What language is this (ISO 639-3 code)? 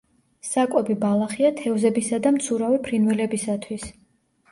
kat